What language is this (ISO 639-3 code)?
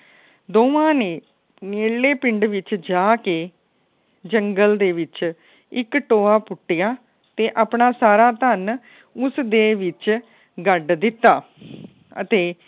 pan